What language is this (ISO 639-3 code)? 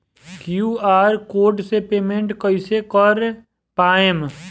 bho